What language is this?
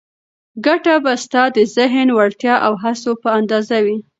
Pashto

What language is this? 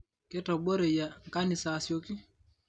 Masai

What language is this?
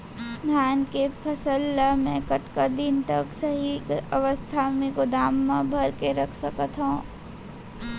Chhattisgarhi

